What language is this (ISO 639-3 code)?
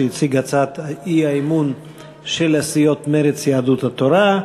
heb